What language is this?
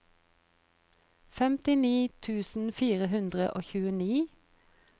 Norwegian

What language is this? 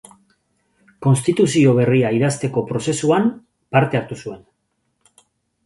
Basque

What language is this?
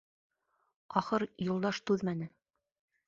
Bashkir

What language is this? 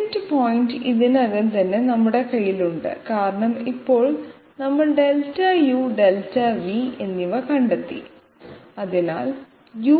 Malayalam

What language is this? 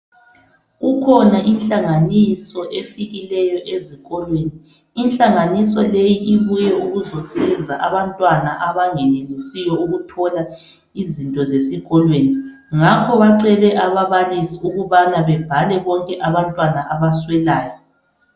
North Ndebele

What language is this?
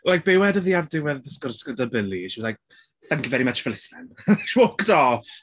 Welsh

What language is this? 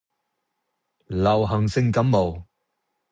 Cantonese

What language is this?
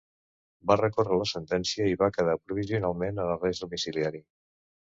Catalan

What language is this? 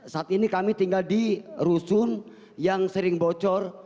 Indonesian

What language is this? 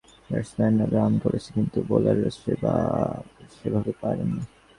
Bangla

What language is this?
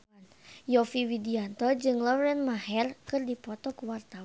Sundanese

